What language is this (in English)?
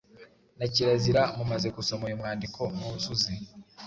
Kinyarwanda